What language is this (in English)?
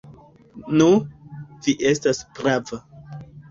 Esperanto